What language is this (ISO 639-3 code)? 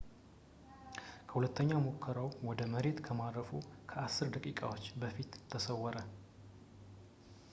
amh